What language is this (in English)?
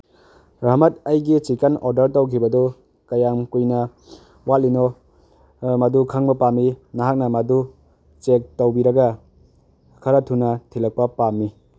Manipuri